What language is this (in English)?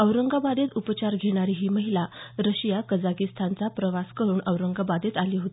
Marathi